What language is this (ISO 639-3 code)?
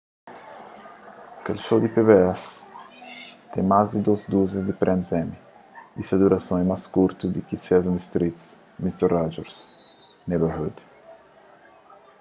kea